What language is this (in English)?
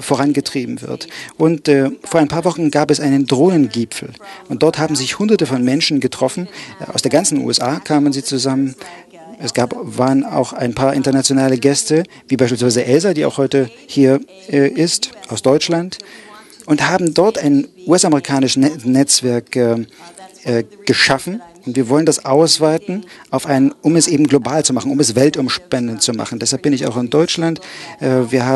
German